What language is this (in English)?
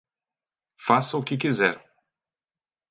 Portuguese